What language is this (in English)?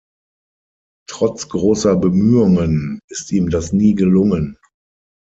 German